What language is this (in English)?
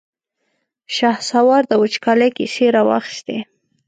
Pashto